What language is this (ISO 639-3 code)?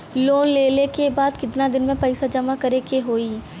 bho